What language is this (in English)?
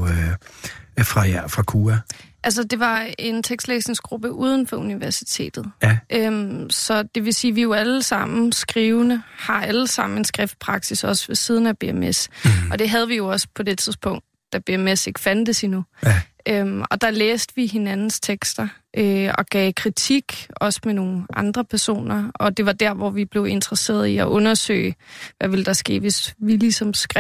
Danish